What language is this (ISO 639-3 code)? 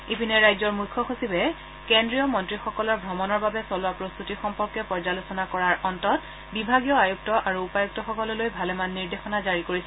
asm